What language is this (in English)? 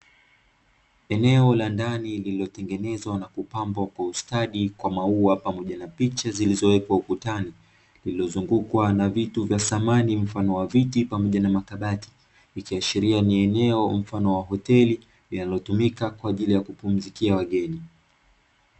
Swahili